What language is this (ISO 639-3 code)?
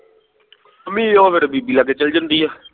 pan